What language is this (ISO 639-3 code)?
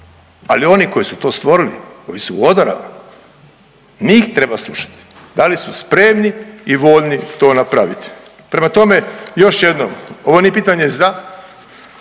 hrv